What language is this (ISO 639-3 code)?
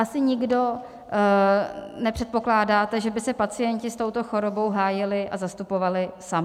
ces